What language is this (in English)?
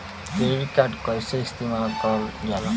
Bhojpuri